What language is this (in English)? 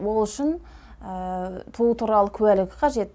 Kazakh